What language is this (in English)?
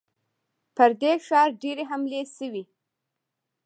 Pashto